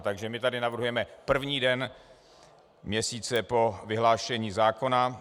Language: Czech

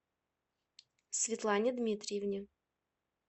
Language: Russian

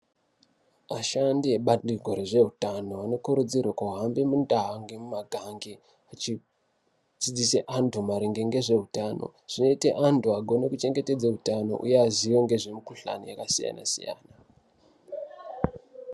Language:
Ndau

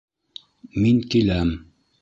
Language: Bashkir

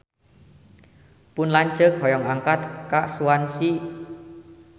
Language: Sundanese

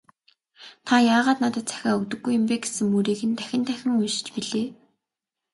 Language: Mongolian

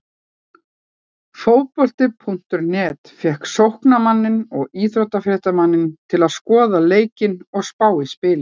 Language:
Icelandic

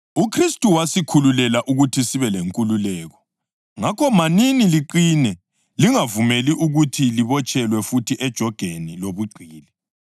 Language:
North Ndebele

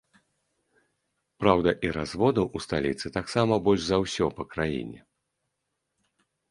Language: Belarusian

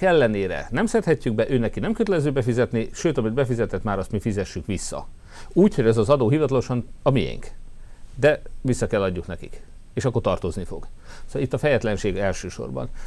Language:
Hungarian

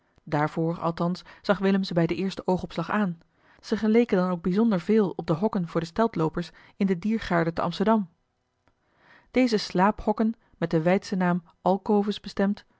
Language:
Dutch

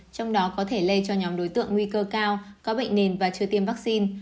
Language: Vietnamese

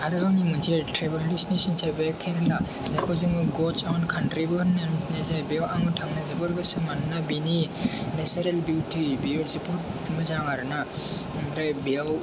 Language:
Bodo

